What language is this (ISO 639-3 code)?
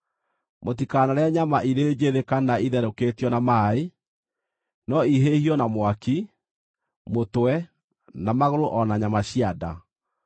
kik